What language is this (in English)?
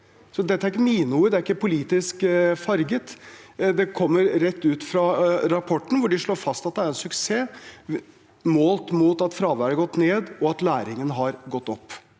Norwegian